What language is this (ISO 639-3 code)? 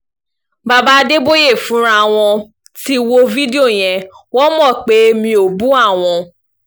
yor